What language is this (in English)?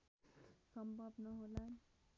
Nepali